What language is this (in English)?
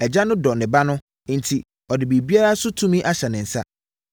Akan